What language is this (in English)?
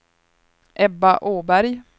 Swedish